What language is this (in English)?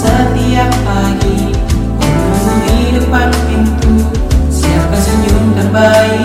Indonesian